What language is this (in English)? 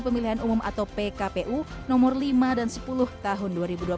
Indonesian